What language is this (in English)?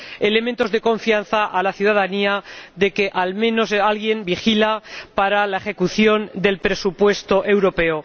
Spanish